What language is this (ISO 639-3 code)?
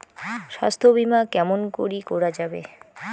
ben